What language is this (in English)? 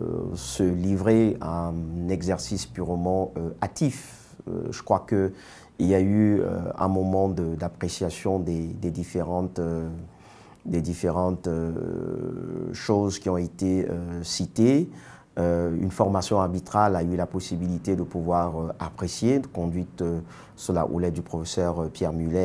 French